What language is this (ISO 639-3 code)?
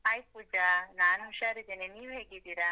kan